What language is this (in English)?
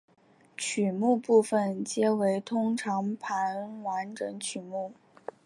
Chinese